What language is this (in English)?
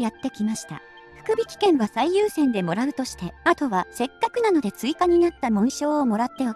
Japanese